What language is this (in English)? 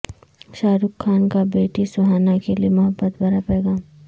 Urdu